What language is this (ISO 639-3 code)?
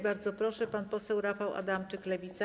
pol